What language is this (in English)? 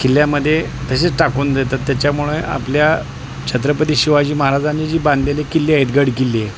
Marathi